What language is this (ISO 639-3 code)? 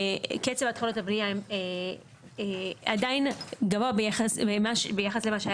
heb